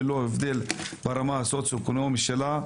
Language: Hebrew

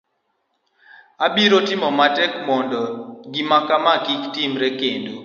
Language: Luo (Kenya and Tanzania)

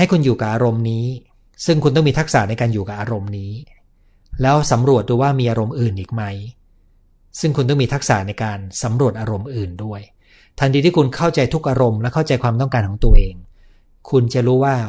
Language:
Thai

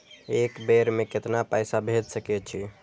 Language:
Maithili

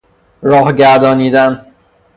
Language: Persian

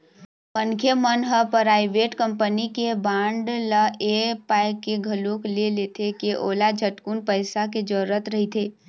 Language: Chhattisgarhi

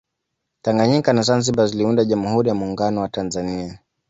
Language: Swahili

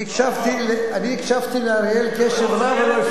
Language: Hebrew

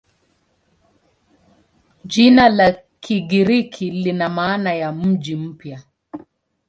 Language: Swahili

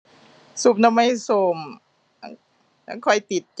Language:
Thai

